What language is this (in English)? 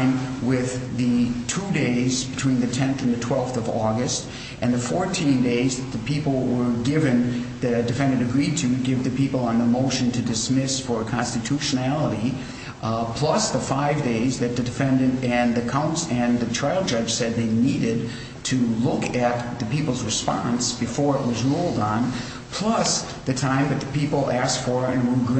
English